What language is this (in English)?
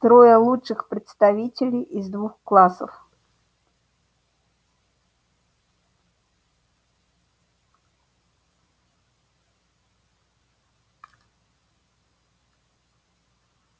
Russian